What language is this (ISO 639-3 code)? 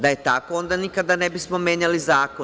srp